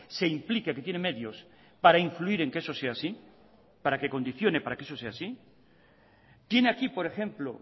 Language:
Spanish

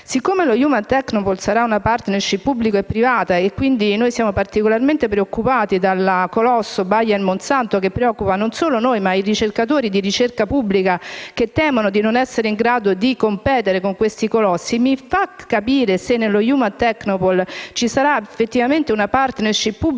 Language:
Italian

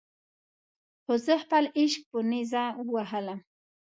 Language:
Pashto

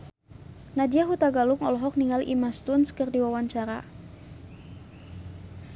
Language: Sundanese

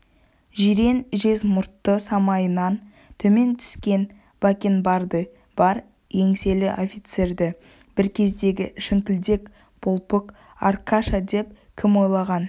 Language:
Kazakh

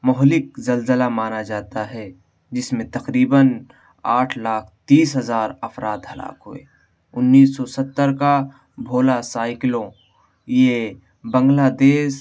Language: Urdu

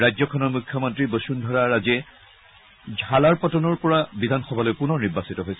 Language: Assamese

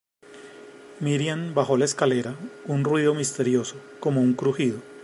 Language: Spanish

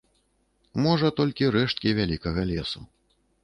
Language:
Belarusian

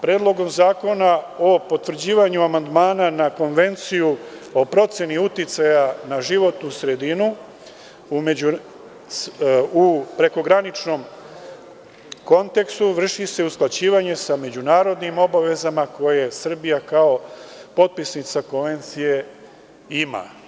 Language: Serbian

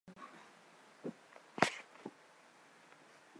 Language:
Chinese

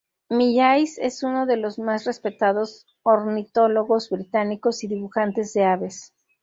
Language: Spanish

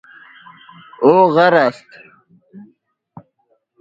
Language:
Persian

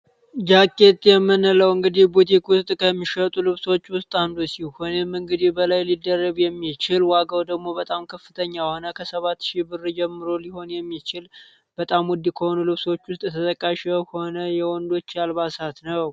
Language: Amharic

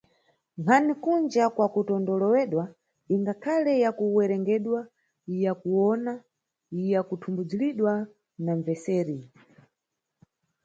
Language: Nyungwe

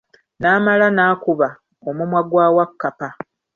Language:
Ganda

